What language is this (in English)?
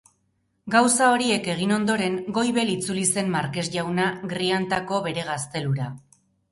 Basque